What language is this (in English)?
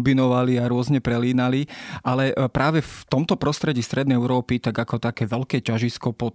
Slovak